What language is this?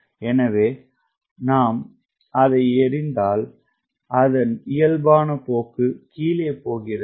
Tamil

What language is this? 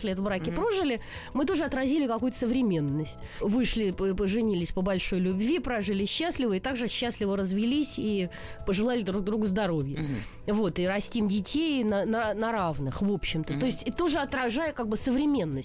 Russian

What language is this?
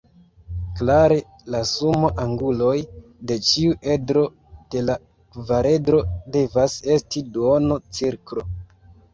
Esperanto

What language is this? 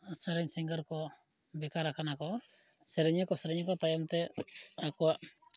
Santali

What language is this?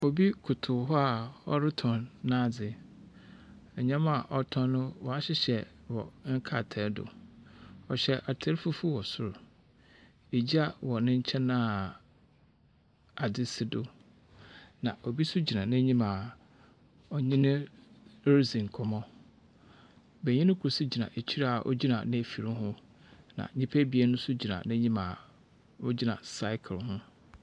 Akan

